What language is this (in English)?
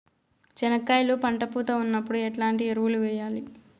Telugu